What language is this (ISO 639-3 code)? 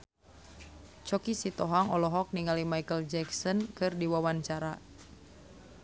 sun